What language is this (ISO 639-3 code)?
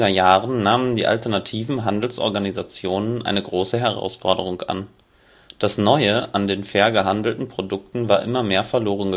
deu